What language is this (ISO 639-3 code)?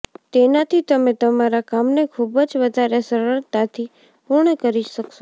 guj